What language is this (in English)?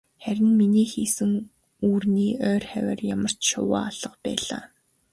Mongolian